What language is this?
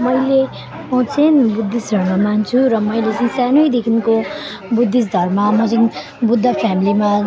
Nepali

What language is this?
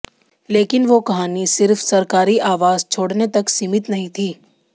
Hindi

